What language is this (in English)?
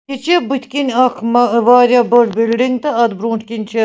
Kashmiri